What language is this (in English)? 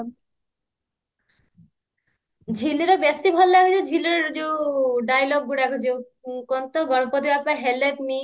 Odia